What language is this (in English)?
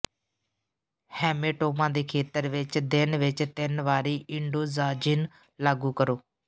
Punjabi